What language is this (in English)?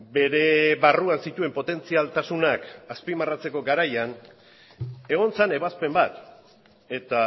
Basque